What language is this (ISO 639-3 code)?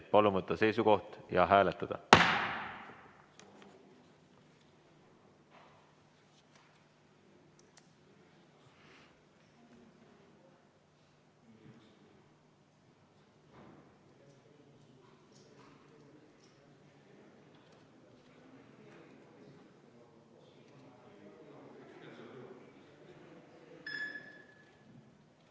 est